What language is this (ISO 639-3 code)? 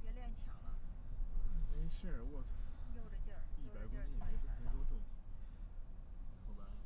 zho